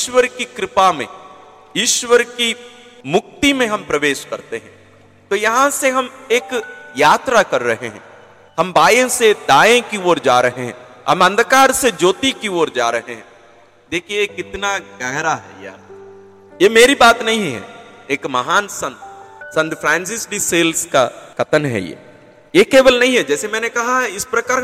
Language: Hindi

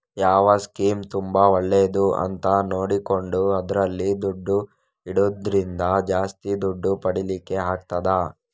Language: Kannada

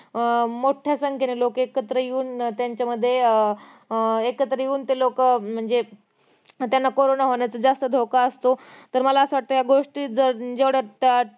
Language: Marathi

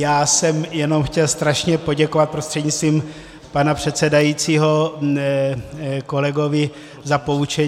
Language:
Czech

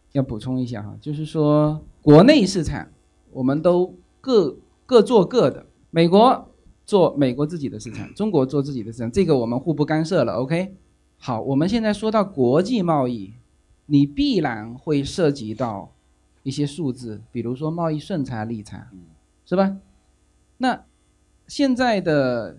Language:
Chinese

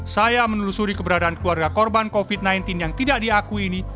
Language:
Indonesian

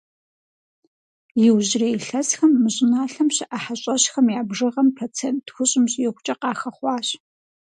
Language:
Kabardian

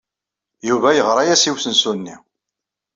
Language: Kabyle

